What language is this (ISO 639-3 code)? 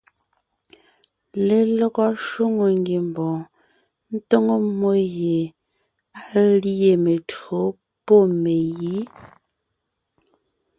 nnh